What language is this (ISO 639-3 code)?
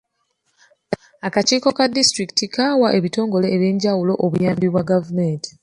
lug